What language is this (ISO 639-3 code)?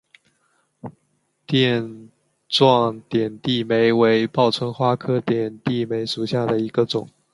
zho